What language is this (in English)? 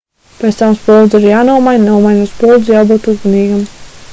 Latvian